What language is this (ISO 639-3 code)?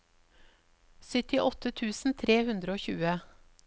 nor